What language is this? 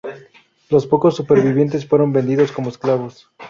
Spanish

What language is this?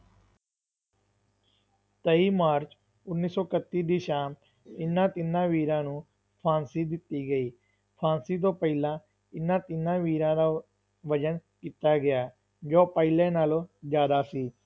Punjabi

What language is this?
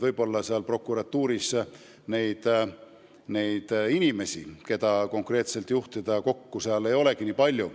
Estonian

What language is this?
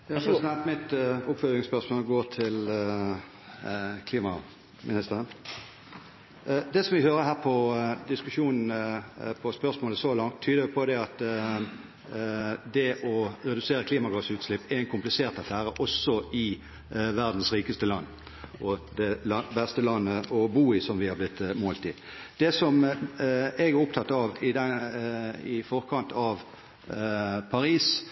Norwegian Bokmål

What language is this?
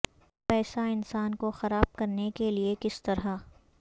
Urdu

